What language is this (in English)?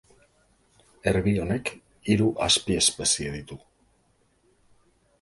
Basque